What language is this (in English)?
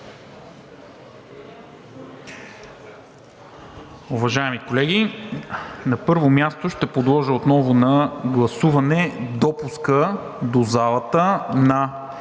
Bulgarian